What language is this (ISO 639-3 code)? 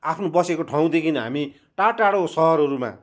nep